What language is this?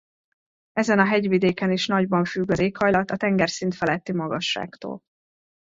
Hungarian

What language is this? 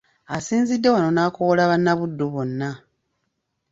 Ganda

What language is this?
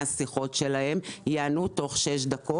Hebrew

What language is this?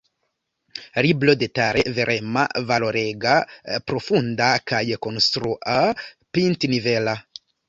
Esperanto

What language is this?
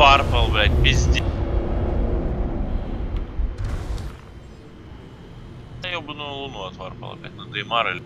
Russian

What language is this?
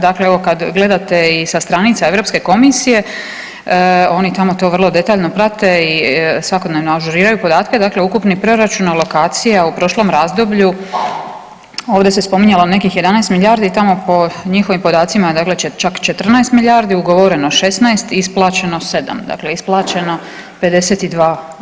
Croatian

